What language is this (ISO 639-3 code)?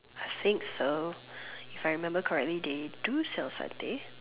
eng